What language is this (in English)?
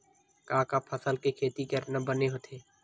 Chhattisgarhi